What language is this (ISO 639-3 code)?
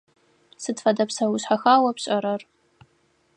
ady